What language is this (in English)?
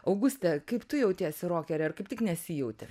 Lithuanian